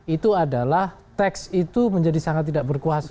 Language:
Indonesian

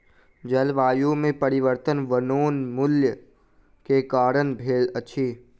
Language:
Maithili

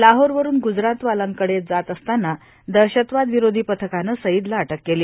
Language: Marathi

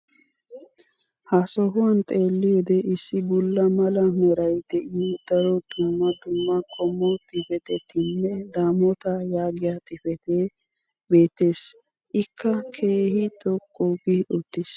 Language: Wolaytta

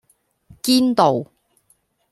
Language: Cantonese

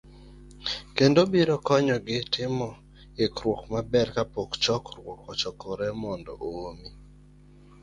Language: Luo (Kenya and Tanzania)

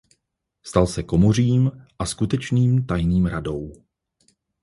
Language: Czech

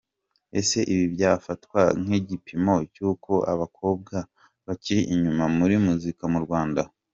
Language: Kinyarwanda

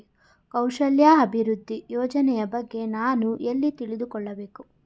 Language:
Kannada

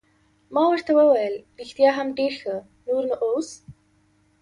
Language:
Pashto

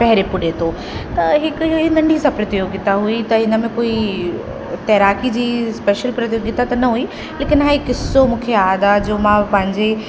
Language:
Sindhi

